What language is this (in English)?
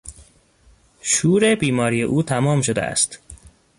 Persian